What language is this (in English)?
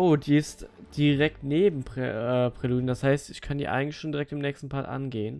German